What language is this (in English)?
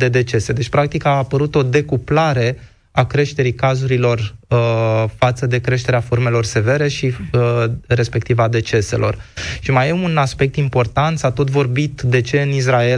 Romanian